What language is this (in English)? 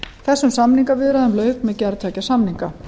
Icelandic